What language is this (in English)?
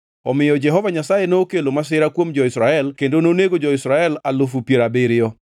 Luo (Kenya and Tanzania)